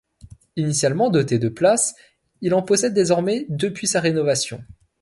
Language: French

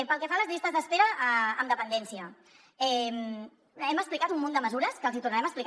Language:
Catalan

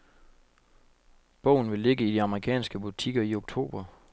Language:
Danish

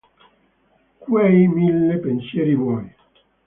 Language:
Italian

